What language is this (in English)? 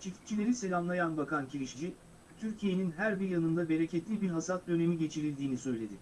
Turkish